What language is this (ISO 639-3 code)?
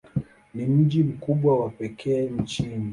swa